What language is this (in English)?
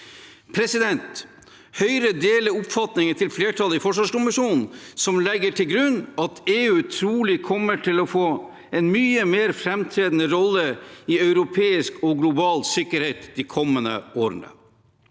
Norwegian